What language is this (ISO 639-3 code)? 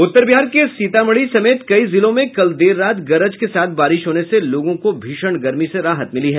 hin